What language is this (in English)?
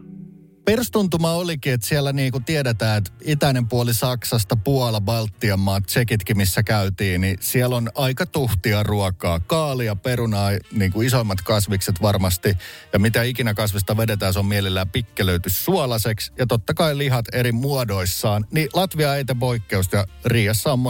Finnish